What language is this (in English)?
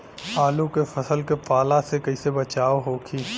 Bhojpuri